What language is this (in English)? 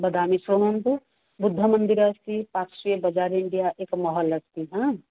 Sanskrit